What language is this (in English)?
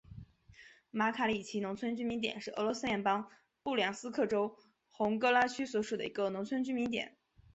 Chinese